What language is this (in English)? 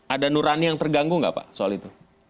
Indonesian